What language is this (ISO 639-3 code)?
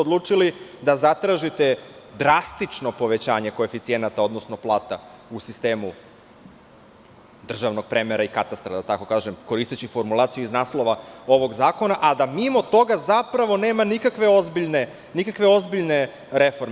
srp